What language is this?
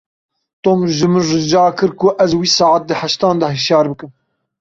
Kurdish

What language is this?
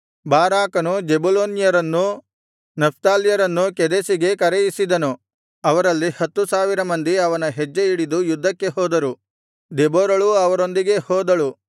Kannada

